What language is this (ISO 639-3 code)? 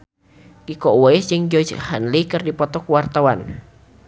sun